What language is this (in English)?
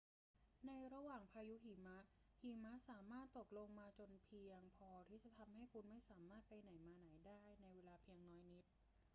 Thai